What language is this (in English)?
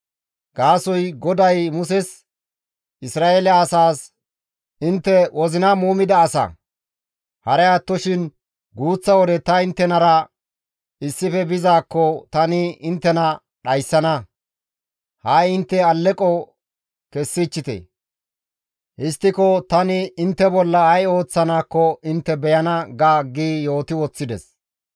Gamo